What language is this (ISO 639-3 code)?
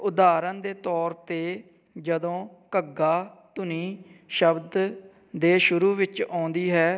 pan